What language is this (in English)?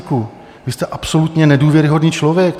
Czech